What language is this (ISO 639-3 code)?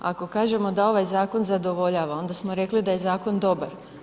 hrv